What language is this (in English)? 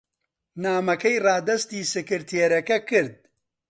Central Kurdish